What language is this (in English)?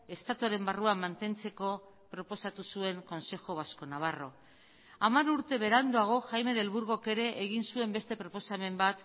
Basque